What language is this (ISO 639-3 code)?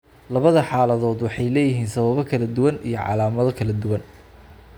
som